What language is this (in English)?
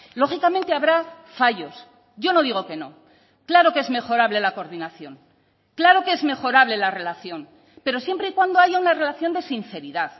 Spanish